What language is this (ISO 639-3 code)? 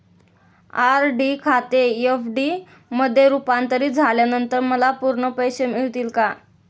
mar